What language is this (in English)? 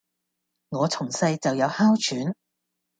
Cantonese